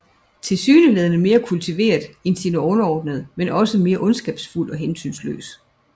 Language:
Danish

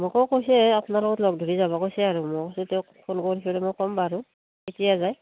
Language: Assamese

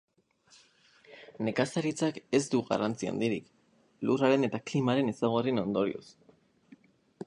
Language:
Basque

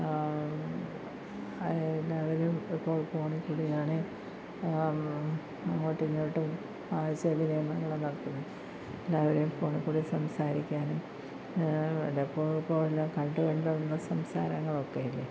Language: Malayalam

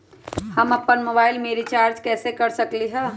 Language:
Magahi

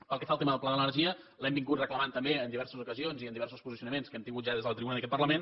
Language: Catalan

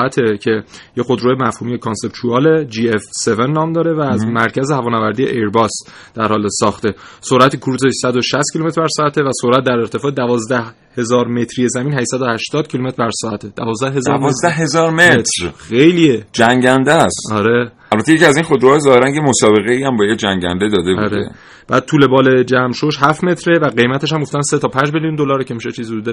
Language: Persian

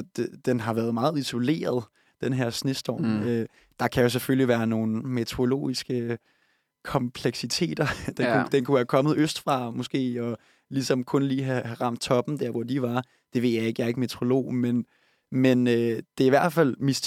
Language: Danish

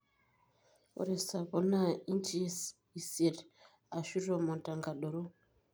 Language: Masai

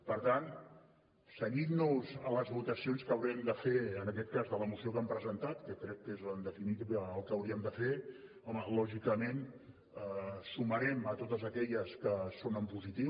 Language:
Catalan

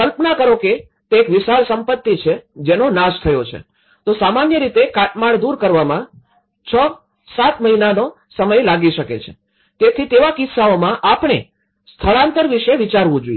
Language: Gujarati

